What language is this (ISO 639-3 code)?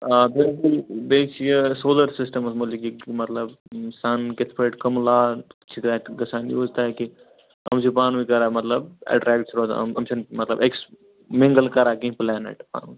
kas